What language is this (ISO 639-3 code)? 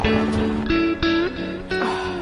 cym